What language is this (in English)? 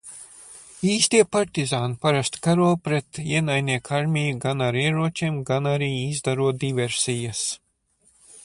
Latvian